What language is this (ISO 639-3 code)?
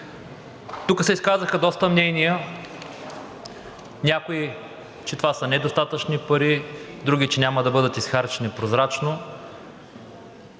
bul